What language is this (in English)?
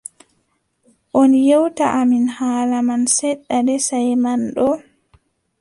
Adamawa Fulfulde